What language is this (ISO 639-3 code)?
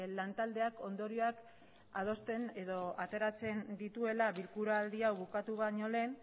eus